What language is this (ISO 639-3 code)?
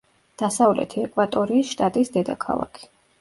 kat